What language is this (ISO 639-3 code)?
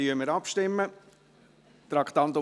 gsw